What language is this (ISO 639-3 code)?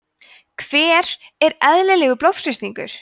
isl